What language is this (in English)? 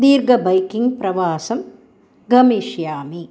Sanskrit